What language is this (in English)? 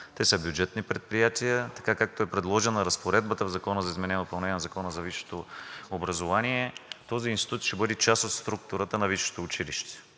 Bulgarian